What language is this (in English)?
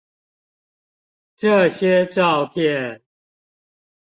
Chinese